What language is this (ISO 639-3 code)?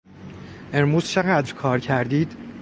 fas